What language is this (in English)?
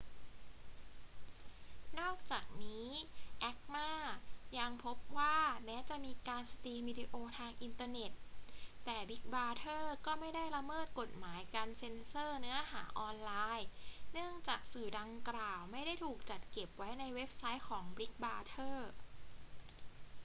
Thai